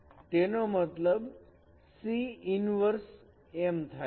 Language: Gujarati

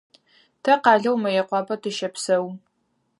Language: Adyghe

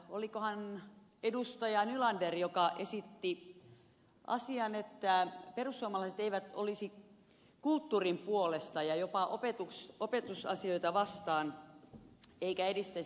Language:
Finnish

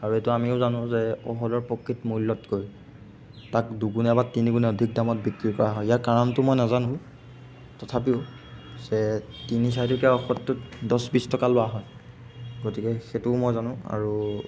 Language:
Assamese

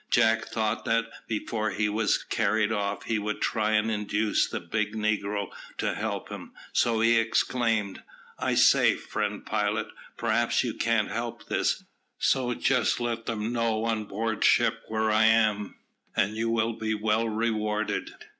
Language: English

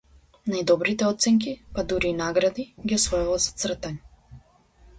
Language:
Macedonian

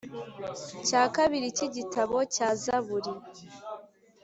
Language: Kinyarwanda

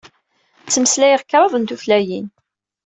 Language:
Kabyle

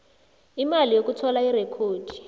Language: South Ndebele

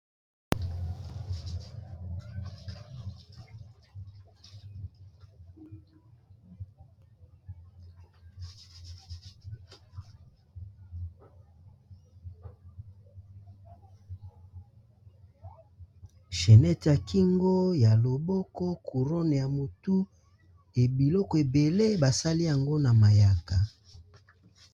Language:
Lingala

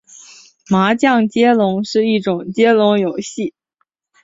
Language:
Chinese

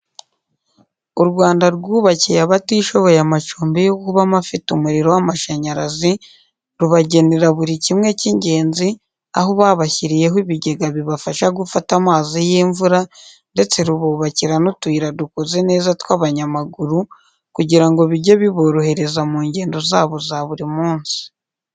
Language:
Kinyarwanda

